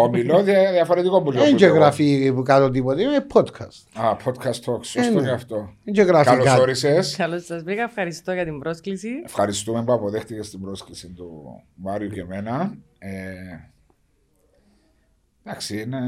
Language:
Greek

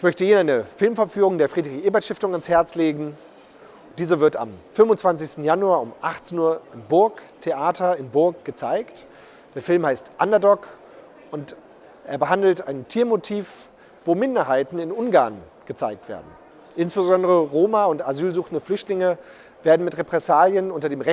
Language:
German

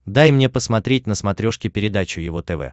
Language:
Russian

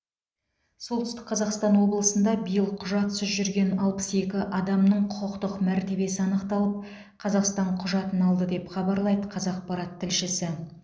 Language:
Kazakh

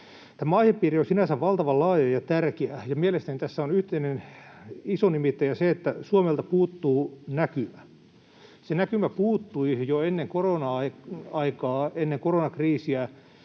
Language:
Finnish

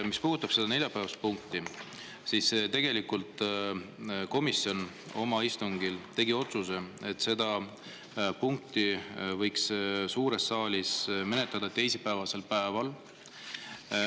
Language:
Estonian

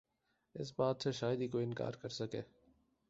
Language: Urdu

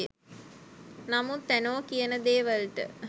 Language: Sinhala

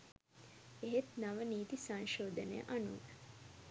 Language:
Sinhala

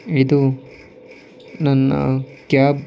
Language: Kannada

